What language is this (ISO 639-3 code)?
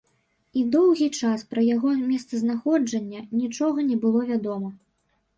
bel